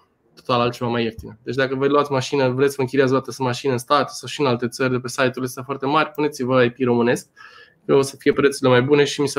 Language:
Romanian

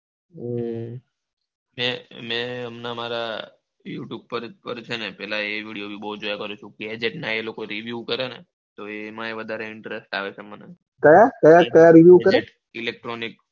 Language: Gujarati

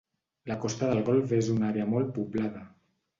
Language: Catalan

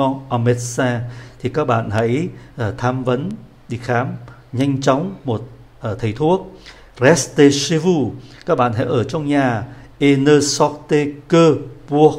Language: Vietnamese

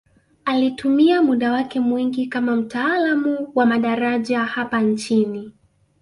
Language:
Swahili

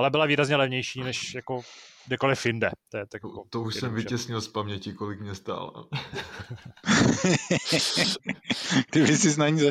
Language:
Czech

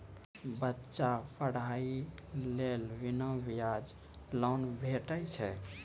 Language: Maithili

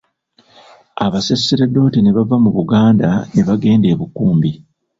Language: Ganda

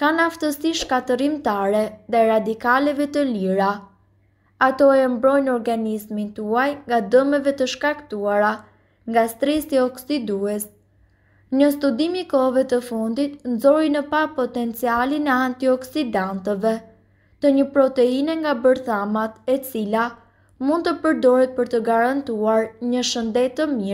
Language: Hindi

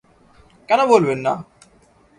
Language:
Bangla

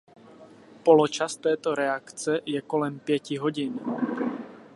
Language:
Czech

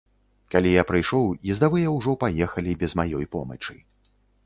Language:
Belarusian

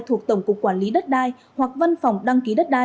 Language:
Vietnamese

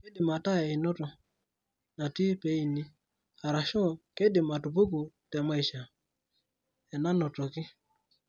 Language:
Masai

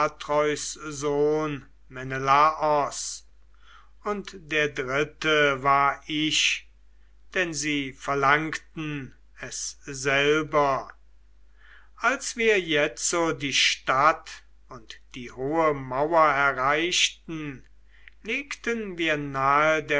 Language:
German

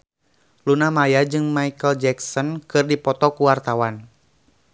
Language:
Sundanese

